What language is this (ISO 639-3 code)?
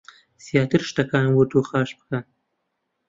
ckb